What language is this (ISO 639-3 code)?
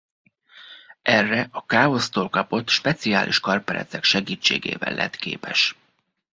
hun